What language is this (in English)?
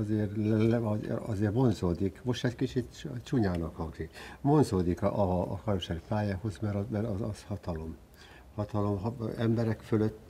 Hungarian